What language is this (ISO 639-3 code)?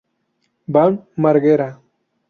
spa